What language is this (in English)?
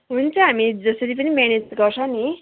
Nepali